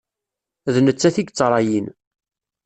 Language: Kabyle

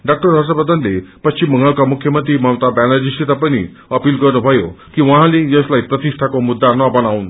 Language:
Nepali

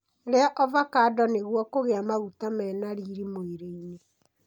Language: Kikuyu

